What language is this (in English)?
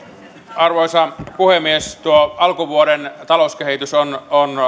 Finnish